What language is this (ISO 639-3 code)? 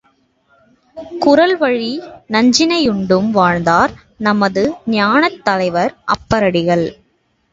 tam